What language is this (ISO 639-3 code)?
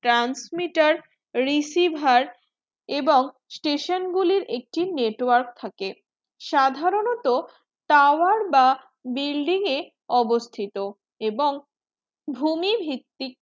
ben